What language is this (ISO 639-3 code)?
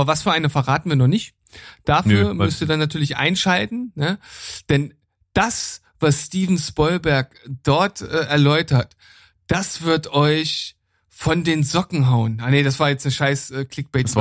deu